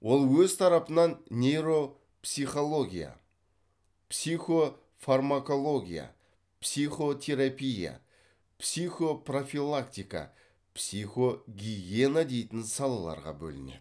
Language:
Kazakh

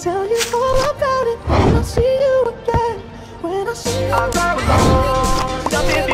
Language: Vietnamese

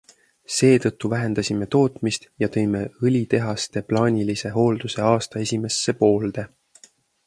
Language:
Estonian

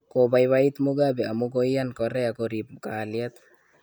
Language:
Kalenjin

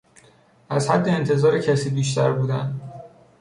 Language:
Persian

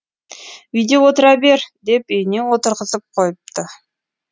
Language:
Kazakh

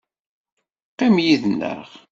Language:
Kabyle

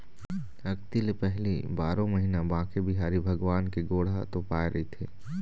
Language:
Chhattisgarhi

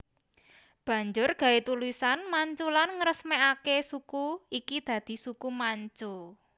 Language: Javanese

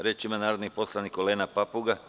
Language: Serbian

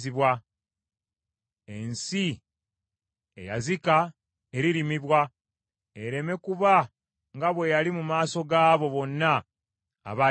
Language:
Ganda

